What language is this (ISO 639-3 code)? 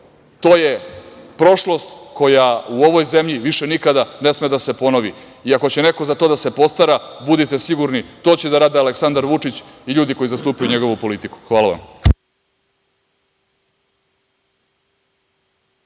srp